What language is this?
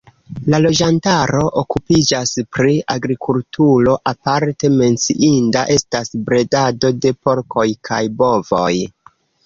Esperanto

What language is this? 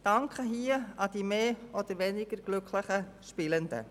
Swiss German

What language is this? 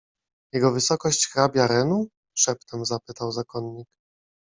Polish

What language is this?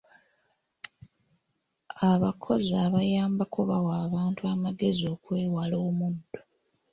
Ganda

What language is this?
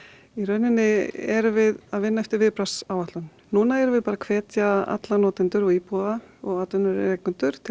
Icelandic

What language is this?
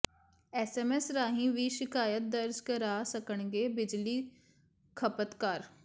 Punjabi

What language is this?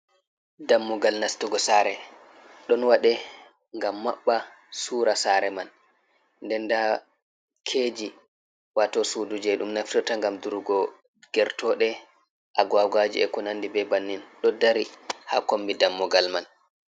Fula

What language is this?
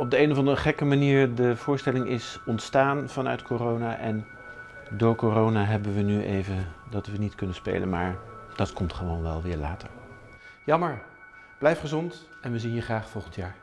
Dutch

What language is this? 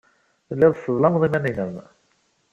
Kabyle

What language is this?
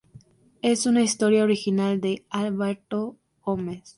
Spanish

